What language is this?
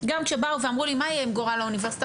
Hebrew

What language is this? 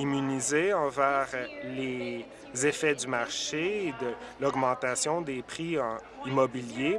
French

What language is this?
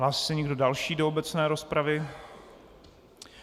Czech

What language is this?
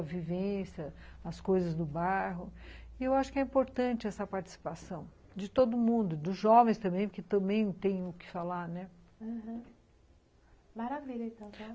Portuguese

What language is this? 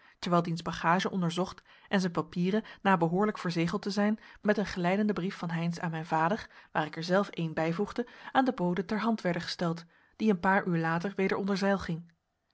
Dutch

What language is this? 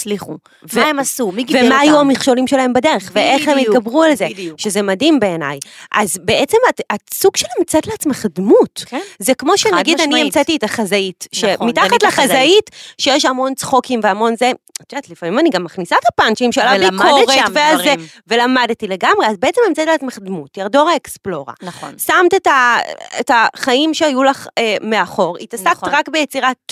Hebrew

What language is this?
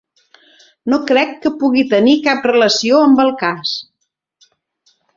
Catalan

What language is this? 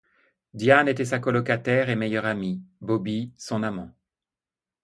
French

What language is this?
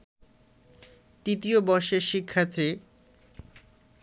Bangla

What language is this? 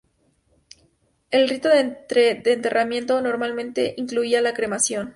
Spanish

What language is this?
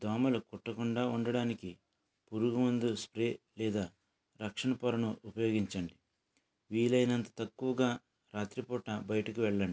Telugu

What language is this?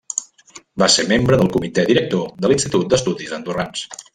Catalan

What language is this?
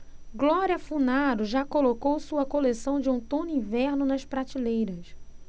Portuguese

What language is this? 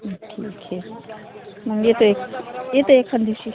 Marathi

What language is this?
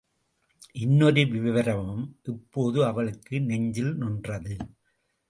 Tamil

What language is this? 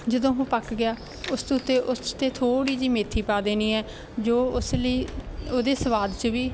Punjabi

